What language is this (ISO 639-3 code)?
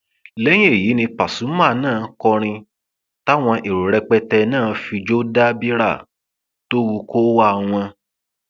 yor